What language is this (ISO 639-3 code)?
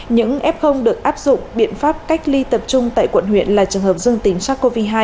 vie